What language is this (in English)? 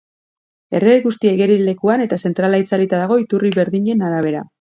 Basque